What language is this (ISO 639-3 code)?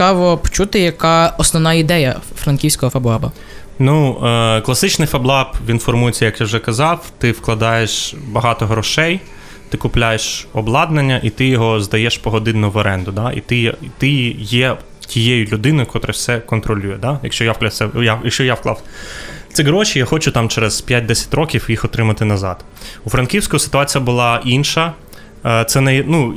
ukr